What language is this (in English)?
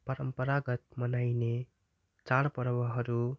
Nepali